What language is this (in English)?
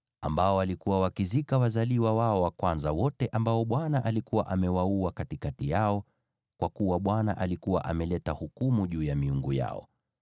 Swahili